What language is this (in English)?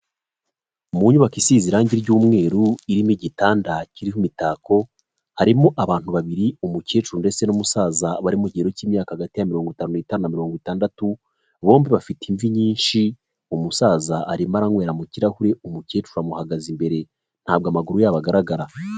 Kinyarwanda